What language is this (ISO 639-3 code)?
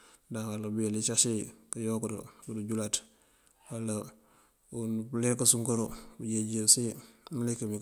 mfv